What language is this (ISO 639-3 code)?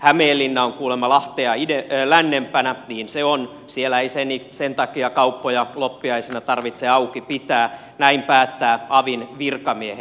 fin